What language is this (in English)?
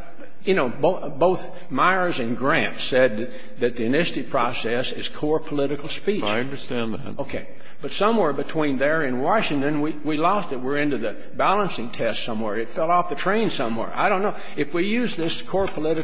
English